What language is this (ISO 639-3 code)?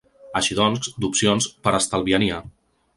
cat